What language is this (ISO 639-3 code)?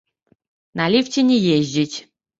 bel